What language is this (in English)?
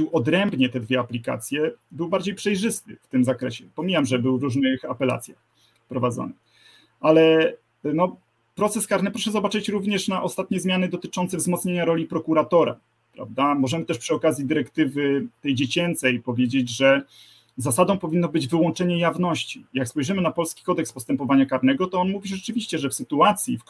Polish